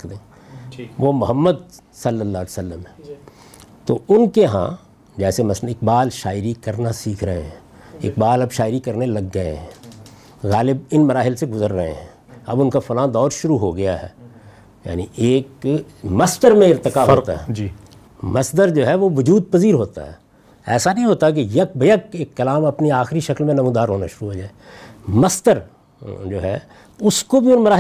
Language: Urdu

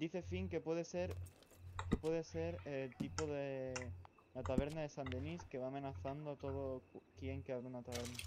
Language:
Spanish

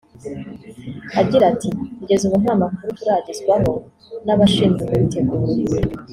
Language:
Kinyarwanda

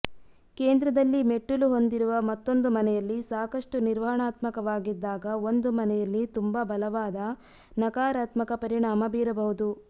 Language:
Kannada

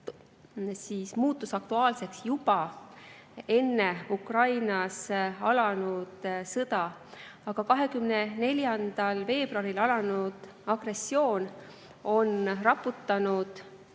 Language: Estonian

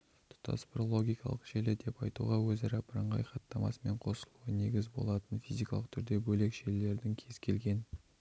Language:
Kazakh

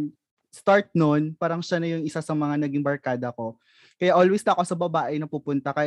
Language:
Filipino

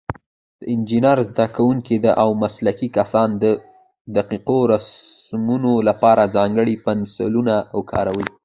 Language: Pashto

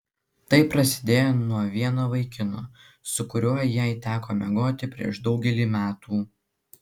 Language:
Lithuanian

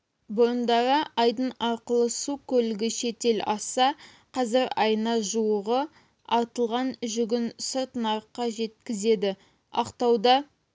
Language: Kazakh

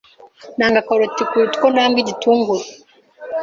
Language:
Kinyarwanda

